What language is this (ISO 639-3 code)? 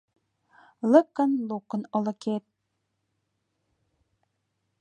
chm